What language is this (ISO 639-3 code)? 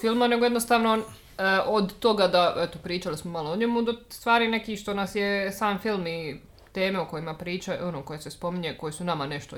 hrv